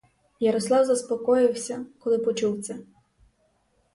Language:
Ukrainian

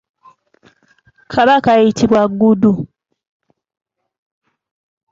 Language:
Ganda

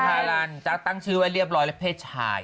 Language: Thai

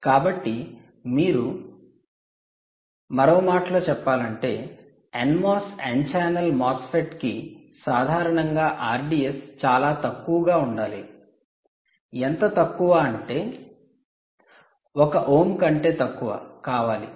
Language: Telugu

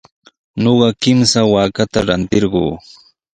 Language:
Sihuas Ancash Quechua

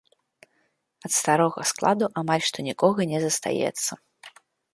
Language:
Belarusian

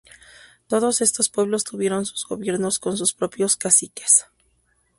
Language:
Spanish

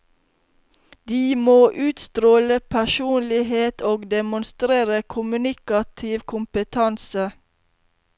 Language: Norwegian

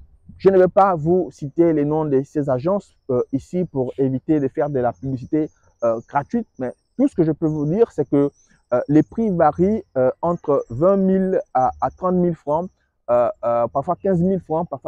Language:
French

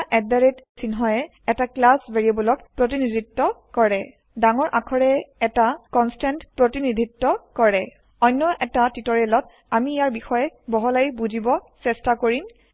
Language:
Assamese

